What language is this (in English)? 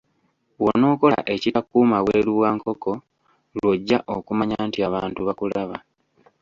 Ganda